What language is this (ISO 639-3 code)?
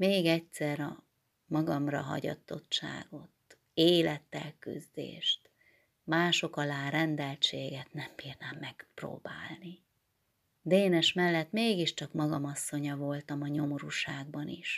hun